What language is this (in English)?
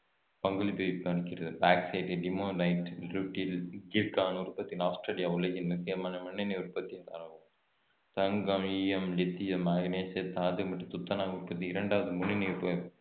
Tamil